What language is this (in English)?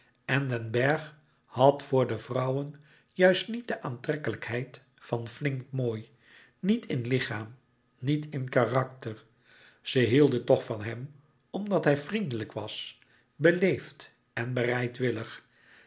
Dutch